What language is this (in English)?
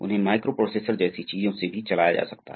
Hindi